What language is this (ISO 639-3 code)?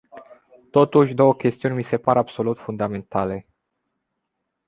ron